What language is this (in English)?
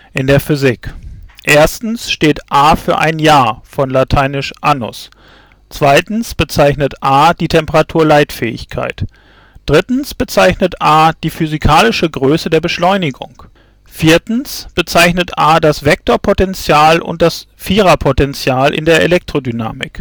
German